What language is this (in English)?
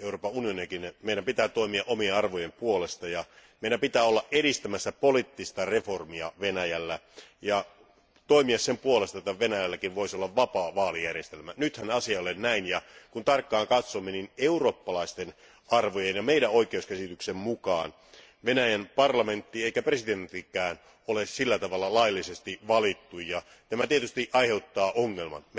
Finnish